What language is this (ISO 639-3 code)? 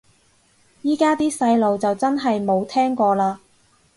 yue